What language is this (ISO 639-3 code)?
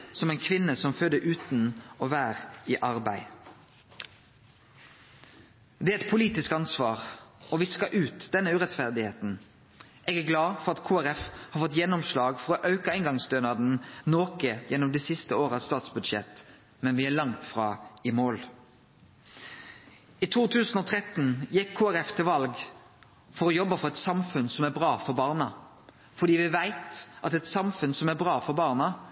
nno